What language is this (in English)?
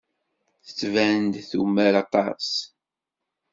Kabyle